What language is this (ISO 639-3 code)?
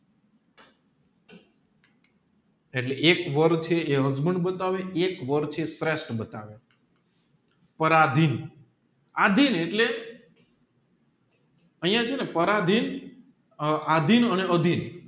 guj